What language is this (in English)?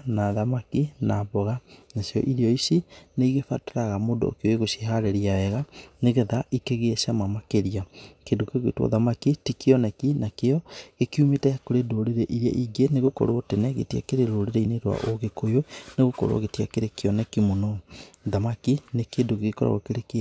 Kikuyu